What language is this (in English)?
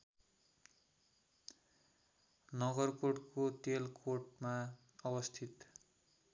Nepali